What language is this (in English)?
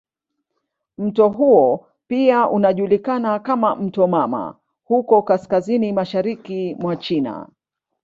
Swahili